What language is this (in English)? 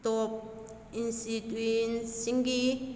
Manipuri